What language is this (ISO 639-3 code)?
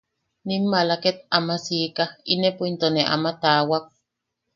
yaq